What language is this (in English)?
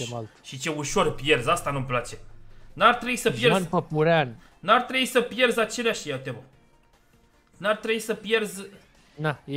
Romanian